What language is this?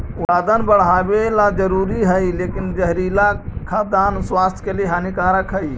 Magahi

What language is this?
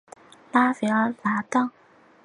Chinese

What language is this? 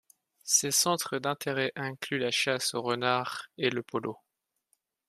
French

